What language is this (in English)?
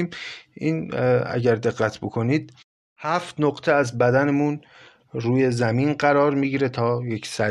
Persian